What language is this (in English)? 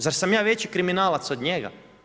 Croatian